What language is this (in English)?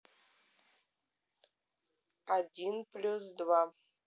Russian